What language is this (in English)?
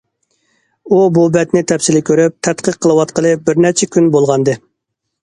Uyghur